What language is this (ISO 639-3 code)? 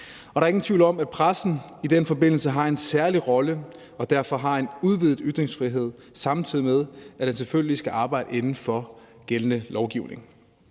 dan